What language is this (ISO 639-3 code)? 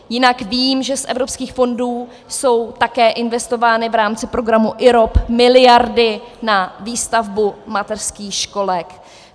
ces